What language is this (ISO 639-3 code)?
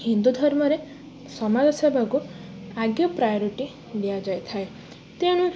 ori